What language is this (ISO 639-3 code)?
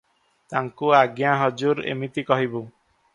ori